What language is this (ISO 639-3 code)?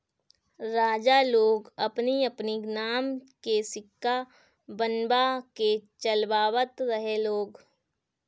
bho